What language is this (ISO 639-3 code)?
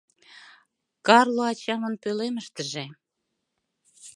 chm